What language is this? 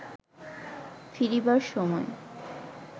Bangla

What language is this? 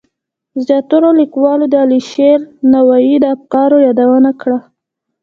Pashto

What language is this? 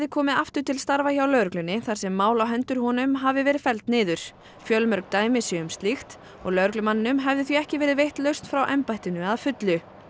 Icelandic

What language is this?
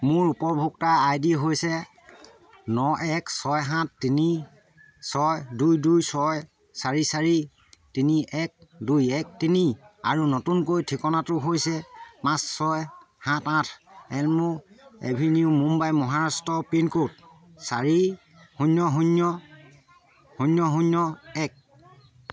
Assamese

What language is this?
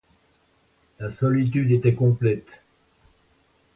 French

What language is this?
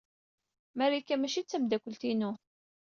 Kabyle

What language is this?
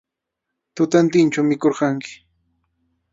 Arequipa-La Unión Quechua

